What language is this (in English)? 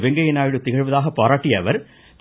Tamil